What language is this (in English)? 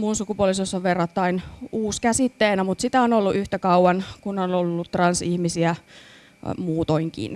Finnish